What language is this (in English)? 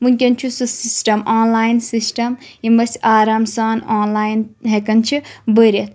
Kashmiri